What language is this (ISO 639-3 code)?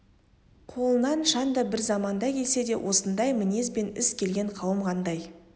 kaz